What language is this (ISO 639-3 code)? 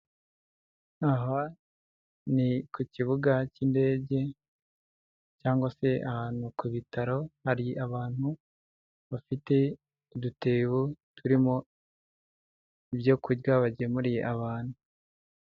kin